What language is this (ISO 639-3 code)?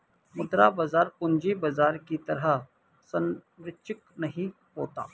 hin